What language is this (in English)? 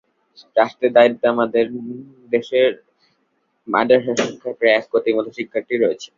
Bangla